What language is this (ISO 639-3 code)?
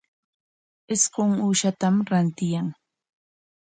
qwa